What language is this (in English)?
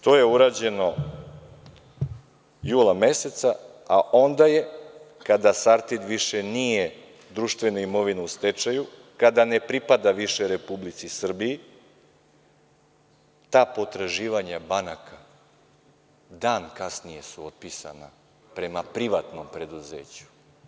Serbian